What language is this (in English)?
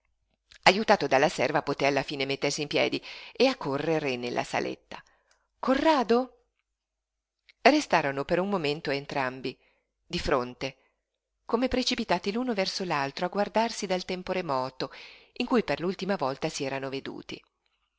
Italian